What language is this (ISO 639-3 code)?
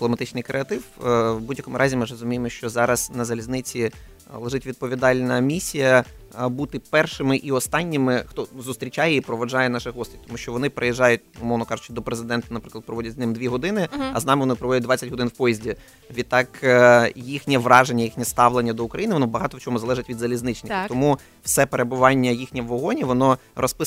ukr